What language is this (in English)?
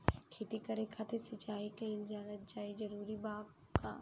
Bhojpuri